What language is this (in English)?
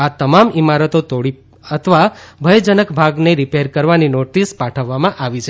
Gujarati